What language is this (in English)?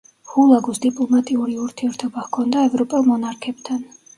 Georgian